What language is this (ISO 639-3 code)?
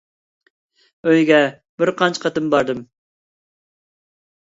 uig